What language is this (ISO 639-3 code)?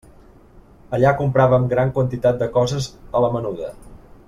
cat